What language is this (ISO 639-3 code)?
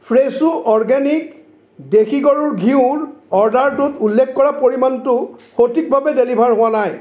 asm